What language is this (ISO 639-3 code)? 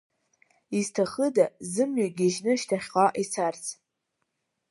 abk